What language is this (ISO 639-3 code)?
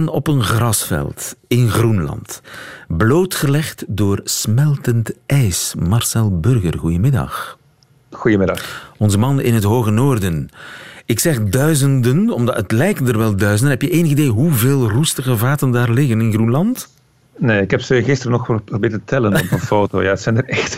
nld